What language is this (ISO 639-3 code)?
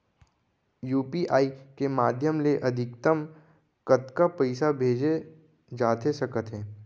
hne